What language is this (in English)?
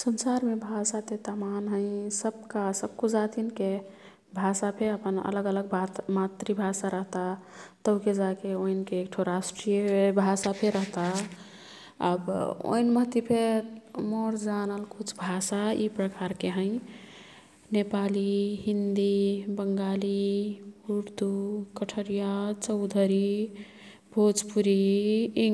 Kathoriya Tharu